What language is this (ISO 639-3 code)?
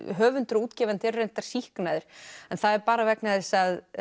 isl